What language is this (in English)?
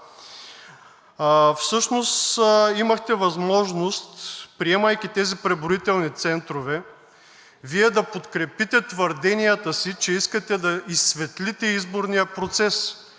Bulgarian